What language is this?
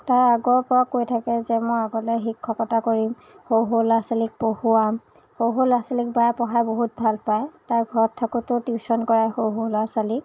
Assamese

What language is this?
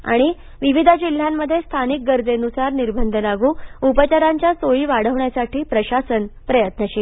Marathi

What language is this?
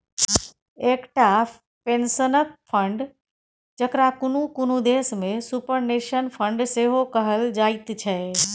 Maithili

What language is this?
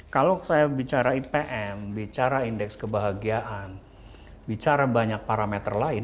Indonesian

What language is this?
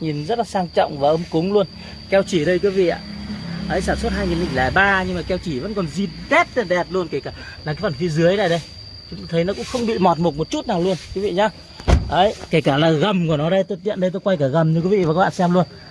Vietnamese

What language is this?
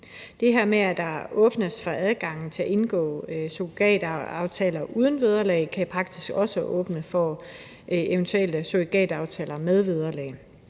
Danish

